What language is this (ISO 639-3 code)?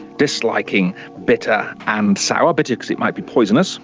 eng